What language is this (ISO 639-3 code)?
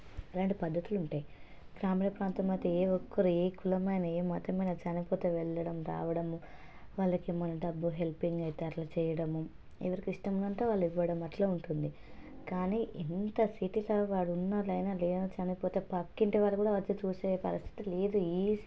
tel